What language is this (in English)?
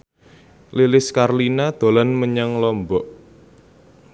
Javanese